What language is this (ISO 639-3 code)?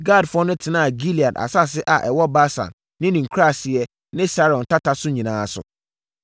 aka